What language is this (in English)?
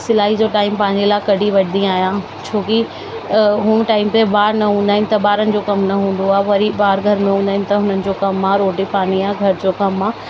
Sindhi